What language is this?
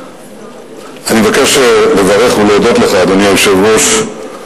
Hebrew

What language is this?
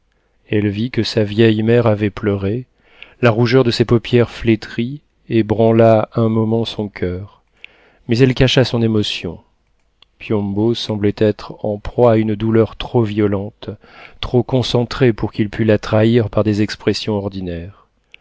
French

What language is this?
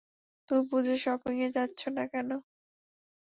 Bangla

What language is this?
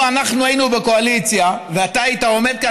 Hebrew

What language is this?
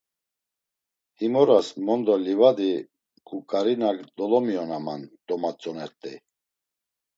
Laz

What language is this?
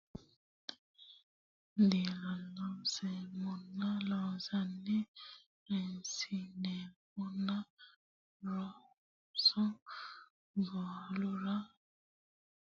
Sidamo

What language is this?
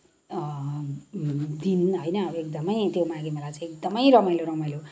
Nepali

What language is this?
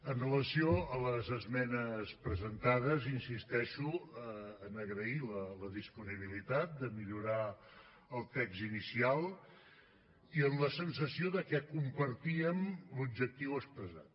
Catalan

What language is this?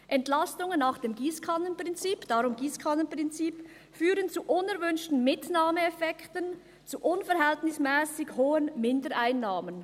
Swiss German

